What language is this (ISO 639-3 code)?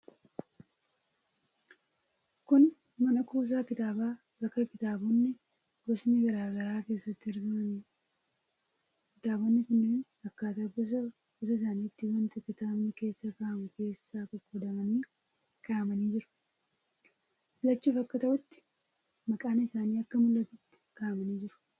orm